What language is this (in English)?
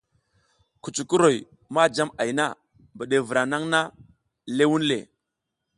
South Giziga